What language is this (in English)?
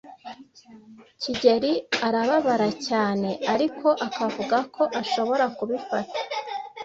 Kinyarwanda